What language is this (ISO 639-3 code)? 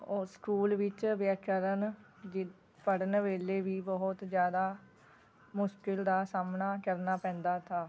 pan